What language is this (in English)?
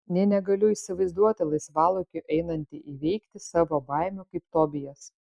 Lithuanian